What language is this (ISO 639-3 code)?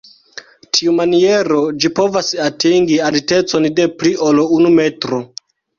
epo